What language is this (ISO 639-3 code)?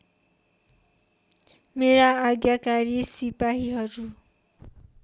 nep